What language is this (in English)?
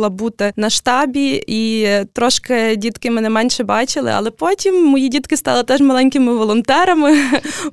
Ukrainian